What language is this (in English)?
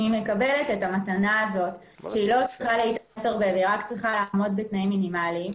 Hebrew